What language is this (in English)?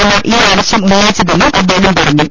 Malayalam